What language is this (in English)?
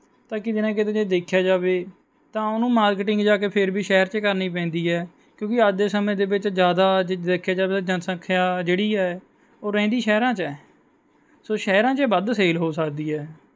Punjabi